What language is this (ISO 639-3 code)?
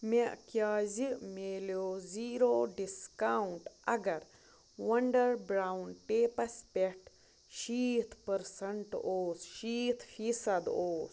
kas